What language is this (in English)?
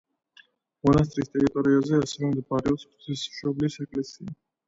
Georgian